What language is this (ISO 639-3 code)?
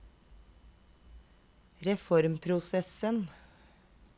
nor